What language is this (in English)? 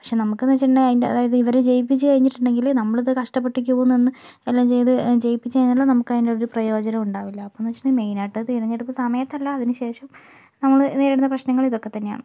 Malayalam